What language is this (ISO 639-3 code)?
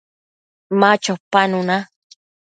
mcf